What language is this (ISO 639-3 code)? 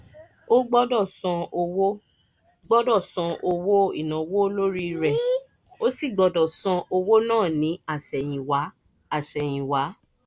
yor